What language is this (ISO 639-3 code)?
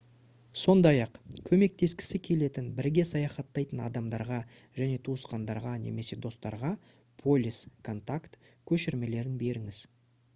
kaz